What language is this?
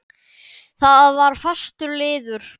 Icelandic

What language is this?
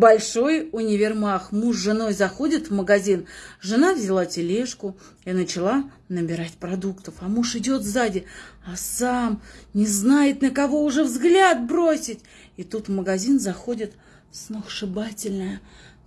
Russian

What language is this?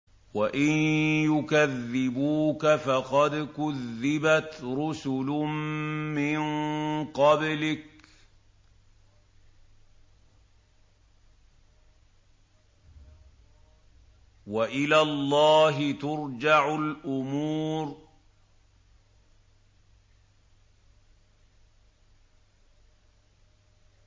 Arabic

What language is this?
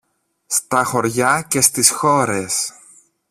Greek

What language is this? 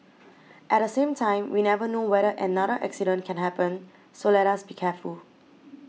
English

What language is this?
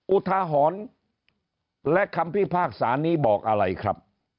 Thai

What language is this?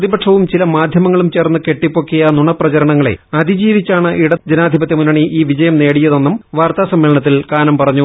Malayalam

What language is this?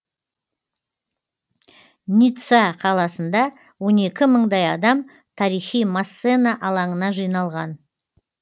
Kazakh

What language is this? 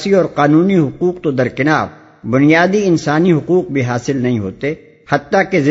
Urdu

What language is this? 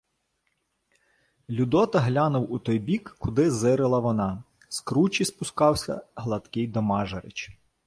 Ukrainian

